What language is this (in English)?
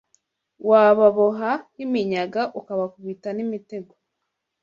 Kinyarwanda